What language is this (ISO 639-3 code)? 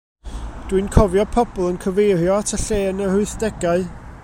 cym